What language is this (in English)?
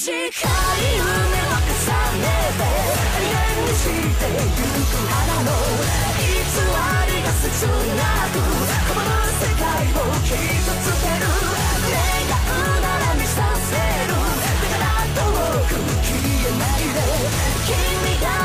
Chinese